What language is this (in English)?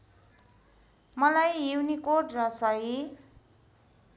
Nepali